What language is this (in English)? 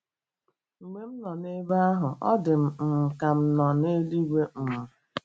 Igbo